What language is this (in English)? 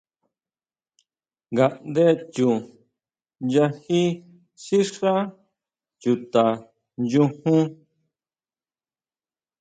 Huautla Mazatec